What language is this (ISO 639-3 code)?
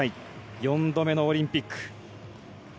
jpn